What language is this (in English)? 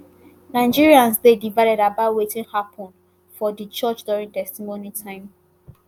Nigerian Pidgin